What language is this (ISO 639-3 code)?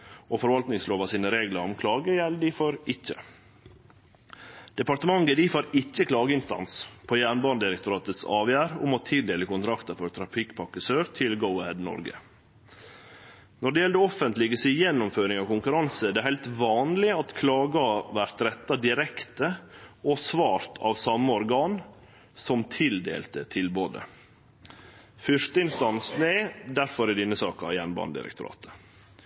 nno